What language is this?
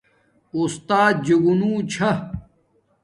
Domaaki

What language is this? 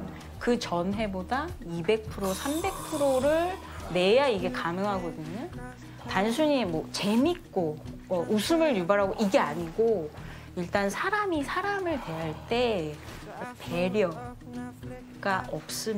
Korean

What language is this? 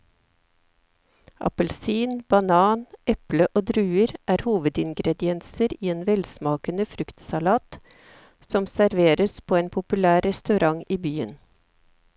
Norwegian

